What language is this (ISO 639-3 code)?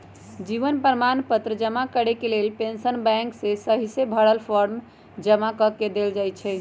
mag